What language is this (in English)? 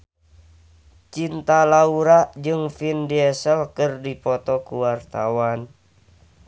Sundanese